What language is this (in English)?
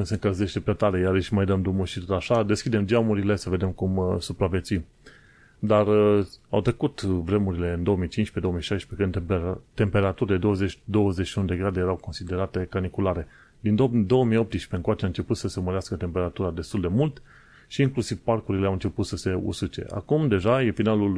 Romanian